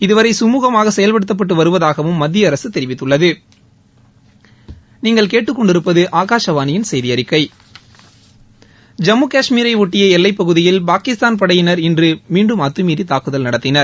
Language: Tamil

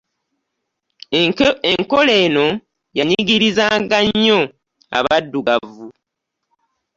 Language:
Ganda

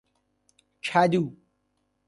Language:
Persian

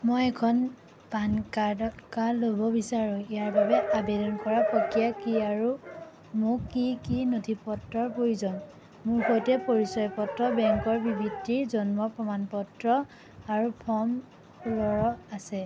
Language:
Assamese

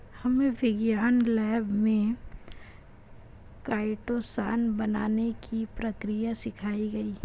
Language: Hindi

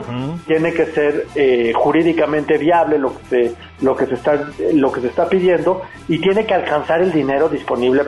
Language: Spanish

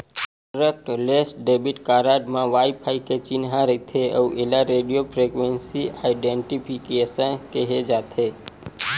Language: Chhattisgarhi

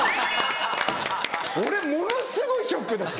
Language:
Japanese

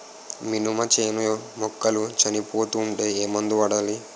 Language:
Telugu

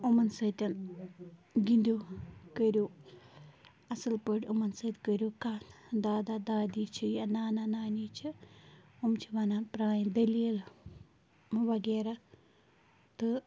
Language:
Kashmiri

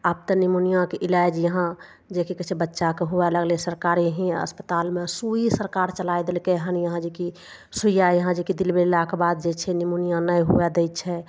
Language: Maithili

